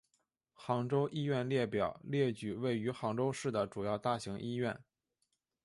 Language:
Chinese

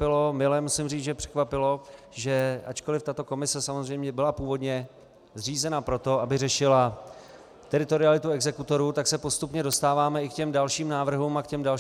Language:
Czech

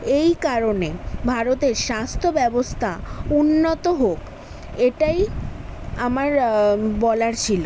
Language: Bangla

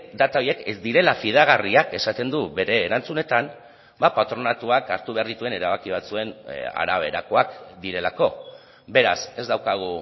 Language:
Basque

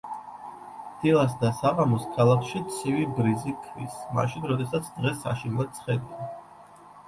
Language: Georgian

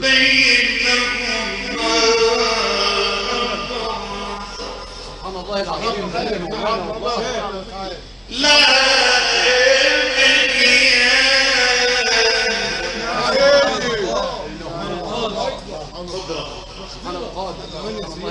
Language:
Arabic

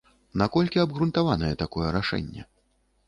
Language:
Belarusian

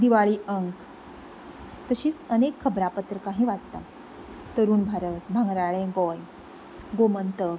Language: Konkani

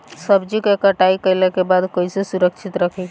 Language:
Bhojpuri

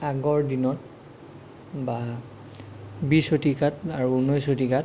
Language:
Assamese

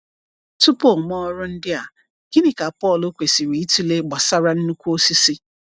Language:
Igbo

